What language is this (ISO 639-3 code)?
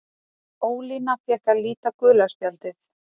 isl